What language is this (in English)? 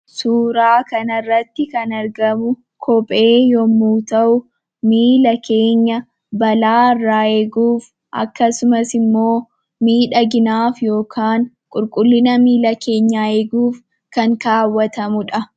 Oromo